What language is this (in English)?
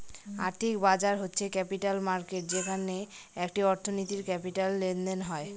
Bangla